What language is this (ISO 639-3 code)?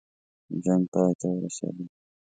pus